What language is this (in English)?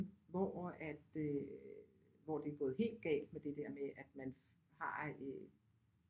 Danish